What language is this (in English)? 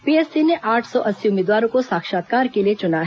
Hindi